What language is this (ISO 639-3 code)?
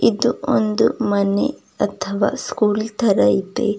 kan